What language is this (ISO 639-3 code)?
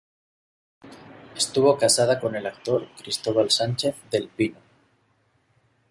spa